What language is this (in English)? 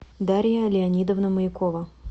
Russian